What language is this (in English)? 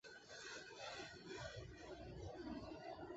Chinese